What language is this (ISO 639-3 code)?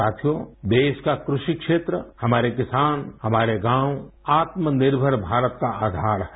hin